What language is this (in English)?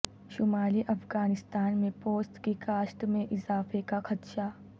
Urdu